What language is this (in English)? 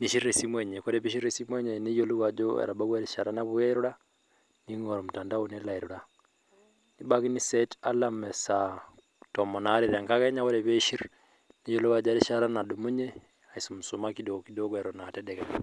Masai